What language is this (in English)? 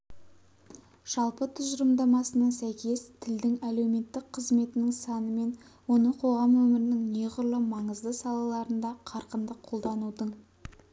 Kazakh